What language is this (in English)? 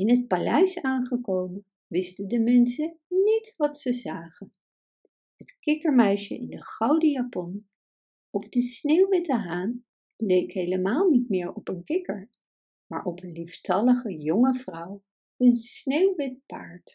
Dutch